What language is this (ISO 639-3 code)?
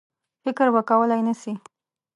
pus